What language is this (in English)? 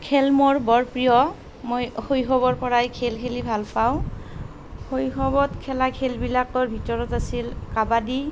Assamese